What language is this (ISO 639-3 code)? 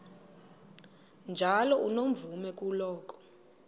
xho